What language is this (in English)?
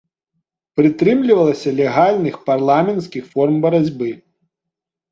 Belarusian